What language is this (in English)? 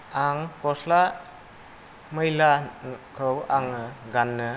Bodo